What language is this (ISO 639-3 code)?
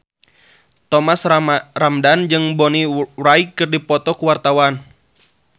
sun